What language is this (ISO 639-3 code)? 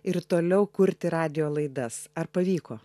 lit